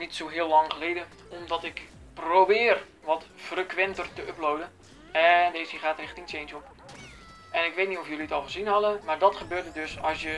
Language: Dutch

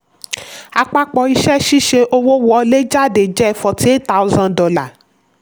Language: Yoruba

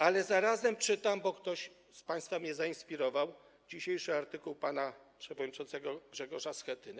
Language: Polish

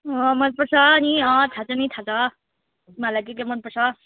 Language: Nepali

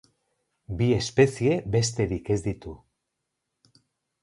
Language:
Basque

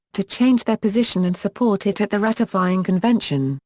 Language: English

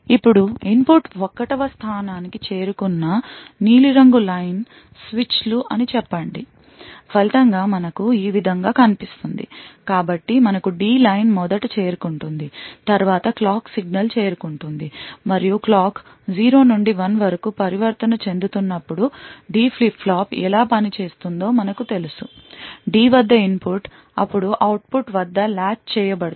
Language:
Telugu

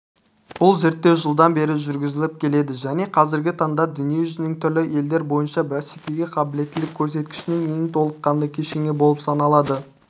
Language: Kazakh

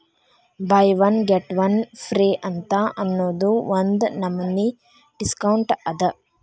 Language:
Kannada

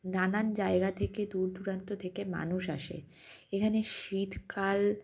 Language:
Bangla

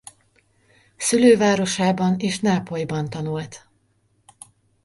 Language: Hungarian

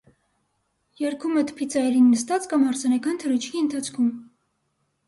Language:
Armenian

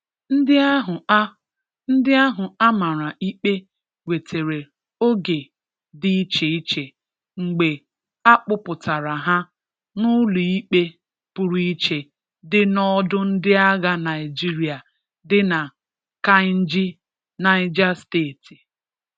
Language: Igbo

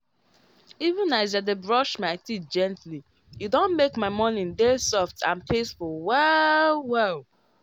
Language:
Nigerian Pidgin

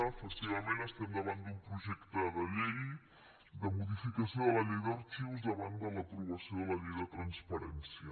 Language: Catalan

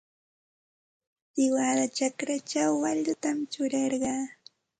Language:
Santa Ana de Tusi Pasco Quechua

